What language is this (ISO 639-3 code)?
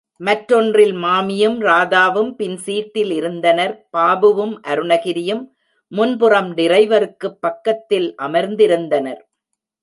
tam